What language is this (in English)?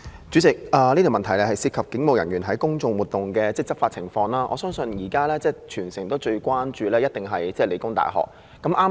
Cantonese